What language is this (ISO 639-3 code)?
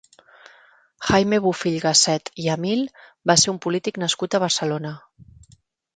cat